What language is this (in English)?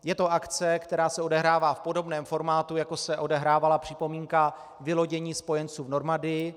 Czech